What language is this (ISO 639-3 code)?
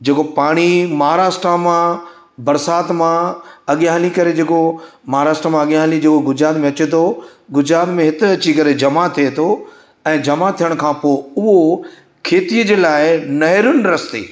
snd